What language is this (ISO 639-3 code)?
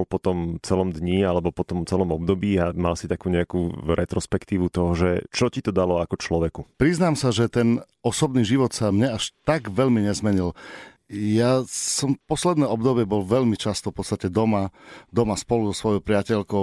slk